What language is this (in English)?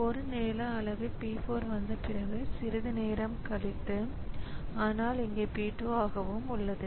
Tamil